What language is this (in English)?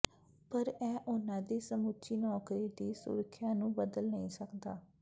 Punjabi